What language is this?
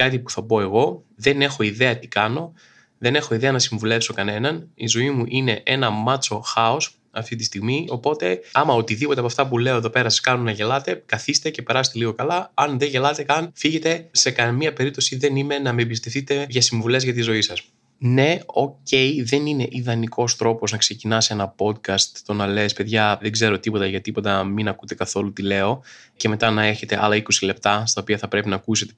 Greek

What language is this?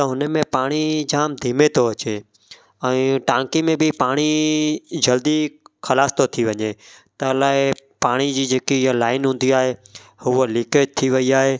Sindhi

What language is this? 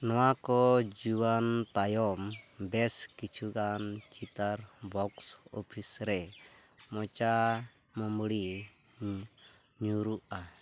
Santali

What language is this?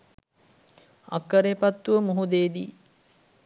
Sinhala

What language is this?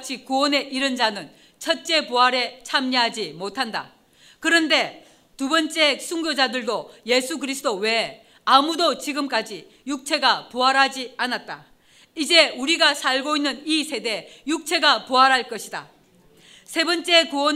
Korean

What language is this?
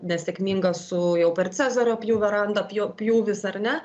Lithuanian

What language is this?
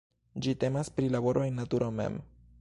Esperanto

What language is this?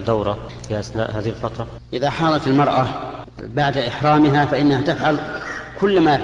Arabic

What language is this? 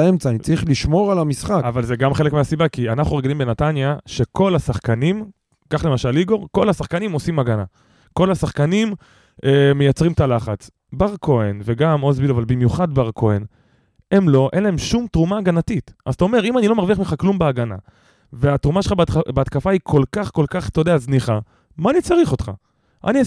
Hebrew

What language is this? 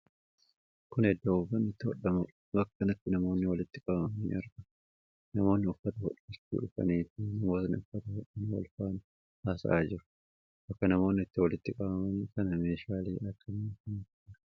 Oromo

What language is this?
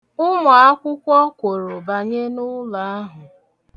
Igbo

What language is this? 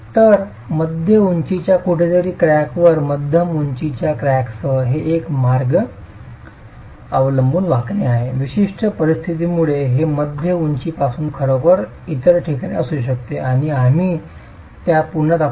Marathi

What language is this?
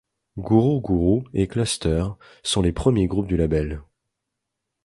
French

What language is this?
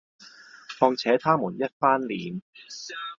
Cantonese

